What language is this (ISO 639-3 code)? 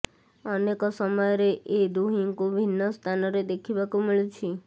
ori